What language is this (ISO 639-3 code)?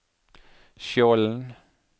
nor